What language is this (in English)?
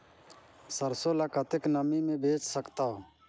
Chhattisgarhi